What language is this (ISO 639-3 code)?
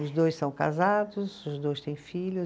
por